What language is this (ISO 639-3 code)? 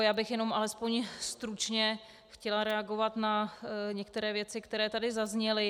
ces